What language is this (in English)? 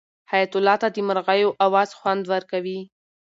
Pashto